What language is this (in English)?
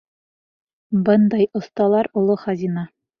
Bashkir